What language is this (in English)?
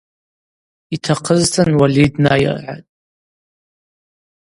Abaza